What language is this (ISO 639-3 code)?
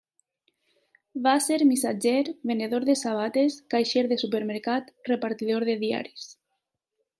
cat